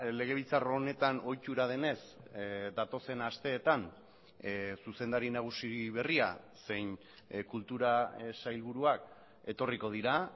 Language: Basque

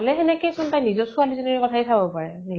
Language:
Assamese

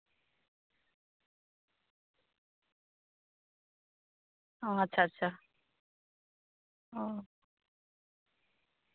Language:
Santali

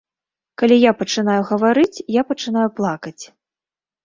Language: Belarusian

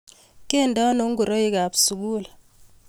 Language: Kalenjin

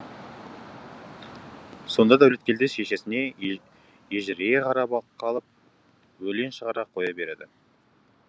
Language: Kazakh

